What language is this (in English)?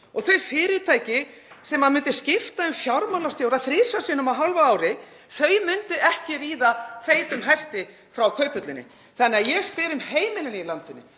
Icelandic